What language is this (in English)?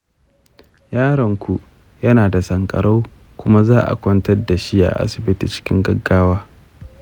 Hausa